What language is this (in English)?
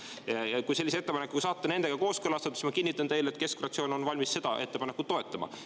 Estonian